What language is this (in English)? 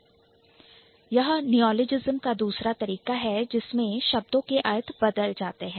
Hindi